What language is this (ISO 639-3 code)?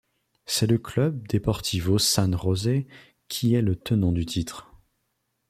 fra